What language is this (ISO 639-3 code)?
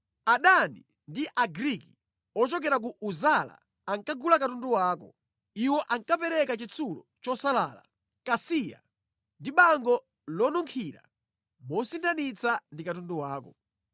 nya